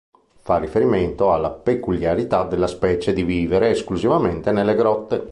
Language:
Italian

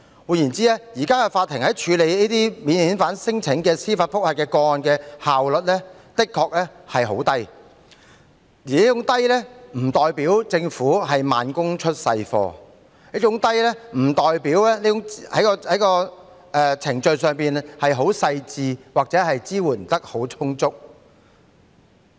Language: Cantonese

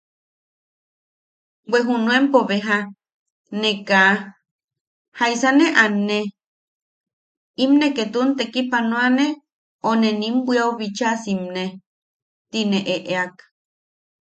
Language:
Yaqui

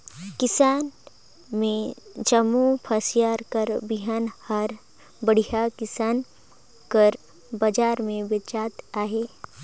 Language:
Chhattisgarhi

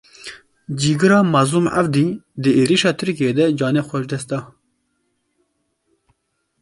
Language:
Kurdish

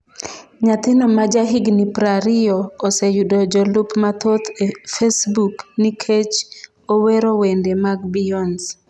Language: Luo (Kenya and Tanzania)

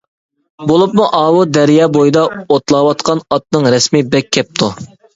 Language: Uyghur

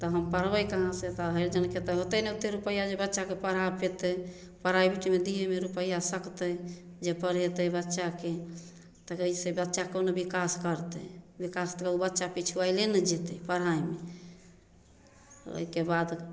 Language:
Maithili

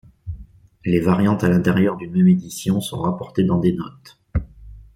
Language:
French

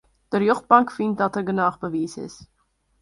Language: Western Frisian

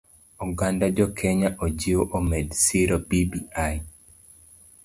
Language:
Luo (Kenya and Tanzania)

